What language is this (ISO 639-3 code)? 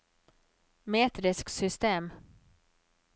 nor